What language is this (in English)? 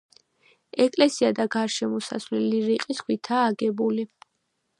Georgian